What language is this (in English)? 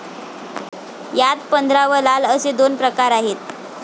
Marathi